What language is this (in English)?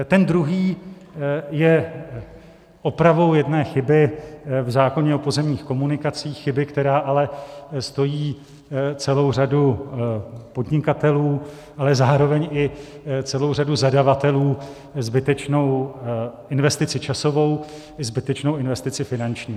Czech